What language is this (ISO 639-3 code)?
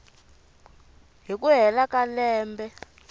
tso